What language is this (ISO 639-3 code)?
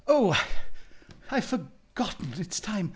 eng